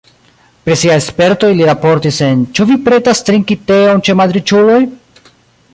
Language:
Esperanto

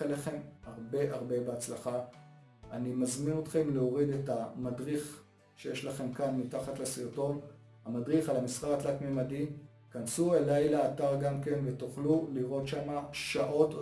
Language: Hebrew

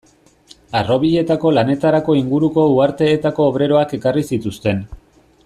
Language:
Basque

